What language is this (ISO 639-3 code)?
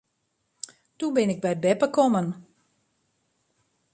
fry